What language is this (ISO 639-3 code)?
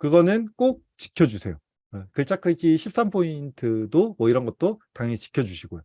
kor